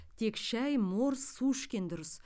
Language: Kazakh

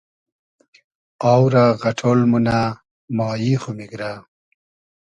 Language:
Hazaragi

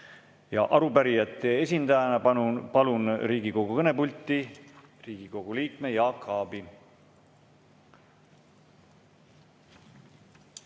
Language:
Estonian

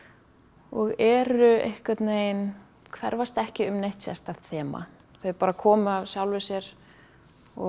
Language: Icelandic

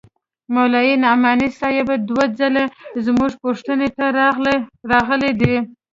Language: Pashto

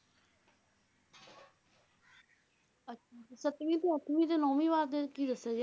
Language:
Punjabi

